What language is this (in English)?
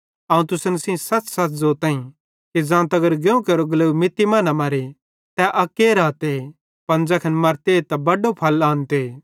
Bhadrawahi